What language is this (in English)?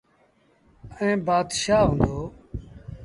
Sindhi Bhil